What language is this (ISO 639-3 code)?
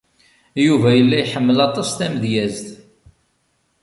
kab